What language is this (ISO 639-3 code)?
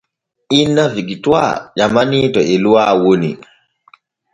fue